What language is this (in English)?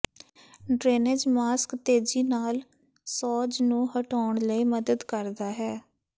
Punjabi